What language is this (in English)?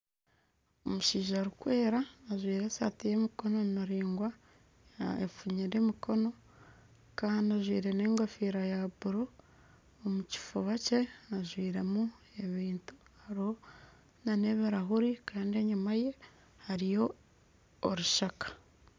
Nyankole